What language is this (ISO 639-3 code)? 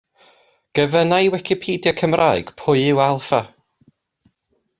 cym